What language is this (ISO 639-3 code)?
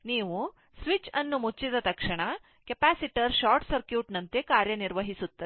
kan